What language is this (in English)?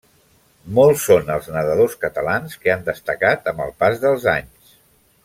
Catalan